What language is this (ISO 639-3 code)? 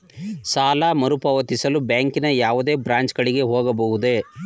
kan